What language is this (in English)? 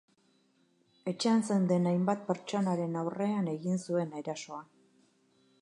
Basque